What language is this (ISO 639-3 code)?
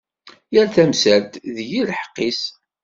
kab